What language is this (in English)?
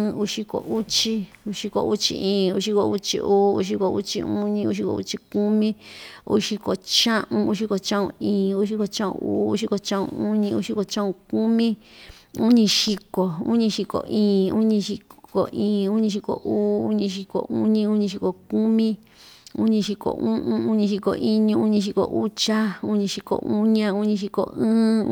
Ixtayutla Mixtec